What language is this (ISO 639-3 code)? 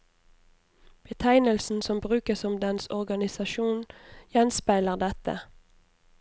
nor